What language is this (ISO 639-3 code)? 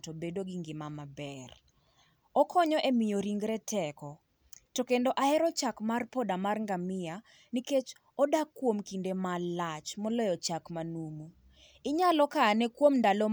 luo